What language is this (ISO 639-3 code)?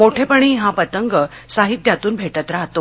mar